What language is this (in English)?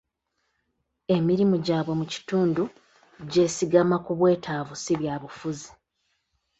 Ganda